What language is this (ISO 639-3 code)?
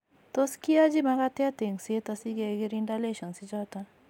kln